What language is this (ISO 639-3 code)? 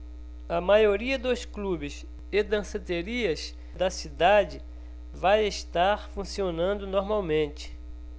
por